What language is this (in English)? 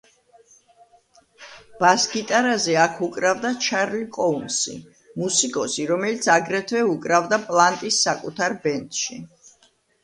Georgian